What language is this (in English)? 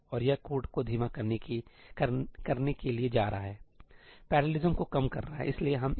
Hindi